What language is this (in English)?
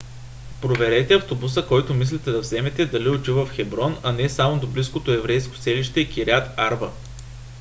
Bulgarian